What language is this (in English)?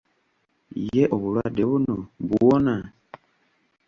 Ganda